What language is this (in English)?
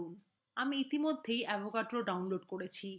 Bangla